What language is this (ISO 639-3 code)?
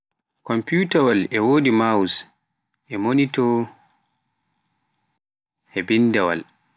fuf